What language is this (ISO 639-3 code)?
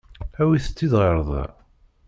kab